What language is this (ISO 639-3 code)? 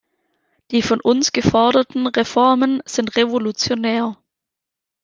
deu